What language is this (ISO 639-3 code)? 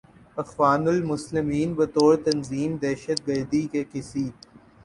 urd